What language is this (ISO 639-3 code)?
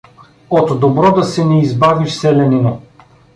bul